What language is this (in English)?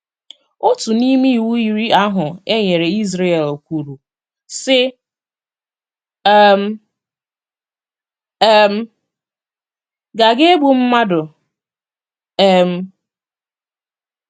Igbo